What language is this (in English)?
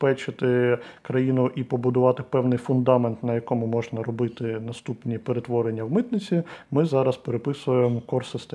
Ukrainian